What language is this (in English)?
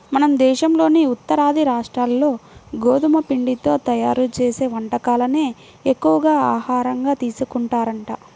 Telugu